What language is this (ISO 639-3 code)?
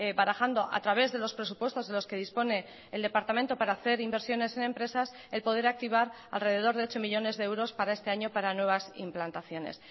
spa